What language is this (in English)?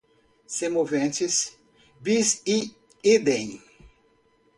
Portuguese